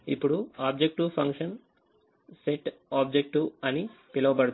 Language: Telugu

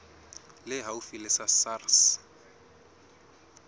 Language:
Southern Sotho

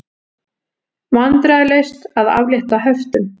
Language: Icelandic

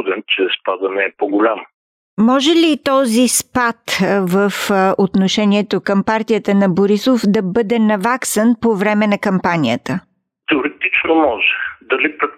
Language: Bulgarian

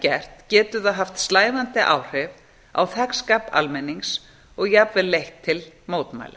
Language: Icelandic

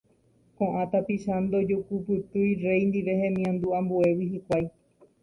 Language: Guarani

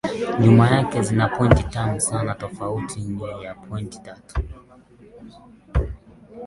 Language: Swahili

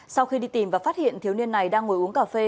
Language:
Vietnamese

